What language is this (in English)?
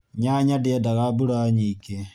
Kikuyu